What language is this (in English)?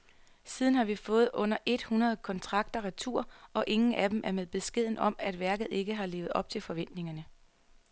Danish